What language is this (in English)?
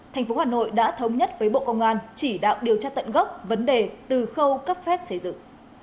Vietnamese